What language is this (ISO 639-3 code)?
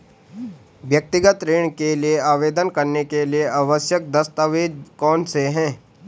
hin